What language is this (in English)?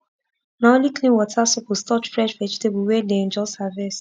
Nigerian Pidgin